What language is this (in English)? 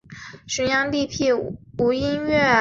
Chinese